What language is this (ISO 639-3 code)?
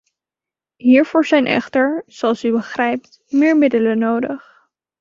nld